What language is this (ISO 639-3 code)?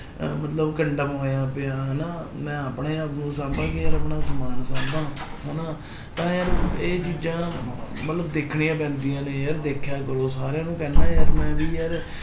pan